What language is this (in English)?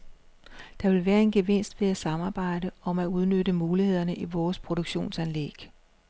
Danish